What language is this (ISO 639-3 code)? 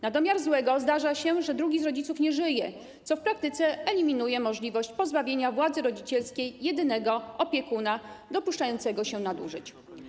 pol